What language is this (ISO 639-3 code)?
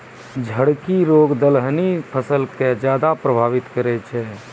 mai